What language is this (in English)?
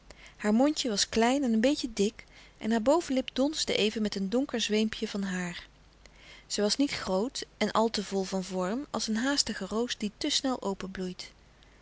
Dutch